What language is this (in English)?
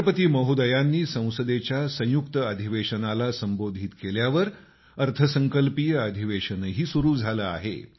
Marathi